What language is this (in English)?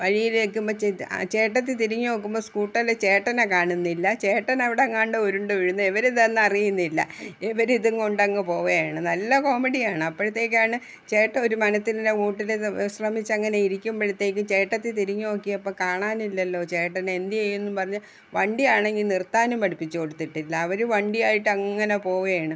Malayalam